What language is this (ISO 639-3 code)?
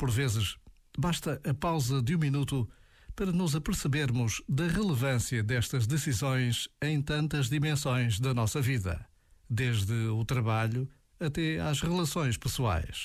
por